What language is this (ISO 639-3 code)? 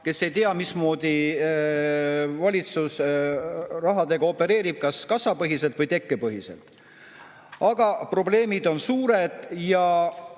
est